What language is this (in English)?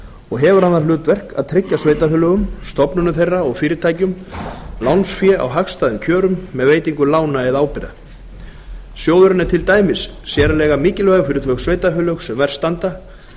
Icelandic